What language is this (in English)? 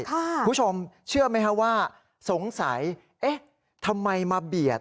Thai